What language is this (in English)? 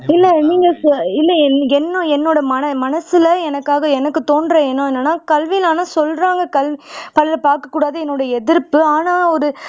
Tamil